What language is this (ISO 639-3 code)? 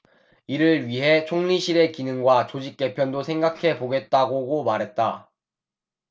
kor